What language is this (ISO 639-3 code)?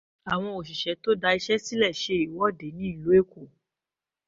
yor